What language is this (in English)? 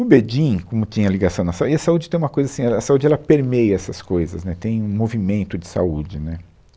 Portuguese